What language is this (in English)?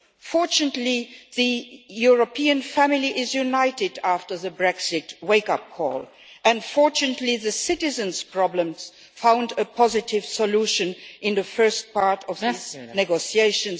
English